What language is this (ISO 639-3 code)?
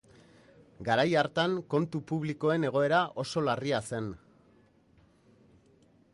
eus